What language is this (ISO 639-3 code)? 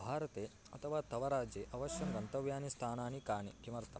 san